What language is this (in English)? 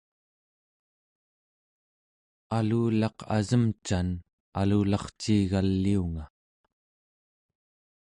Central Yupik